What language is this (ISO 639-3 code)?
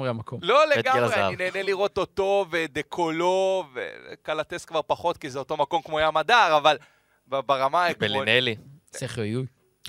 heb